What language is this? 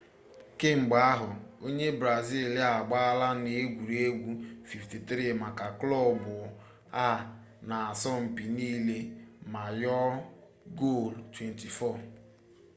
Igbo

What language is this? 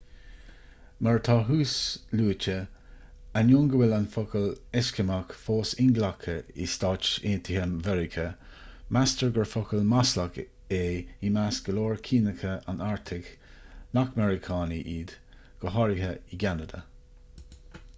Irish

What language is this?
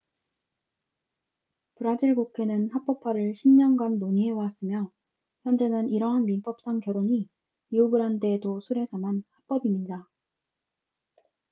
Korean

